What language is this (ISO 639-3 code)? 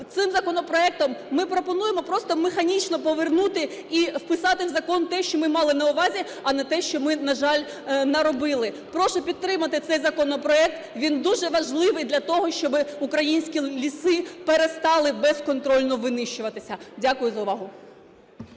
ukr